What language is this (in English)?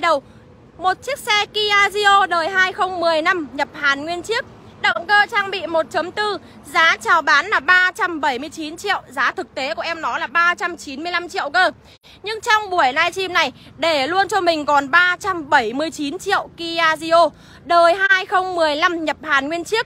Vietnamese